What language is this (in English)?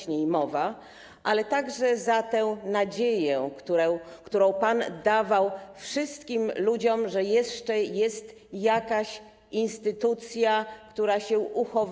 Polish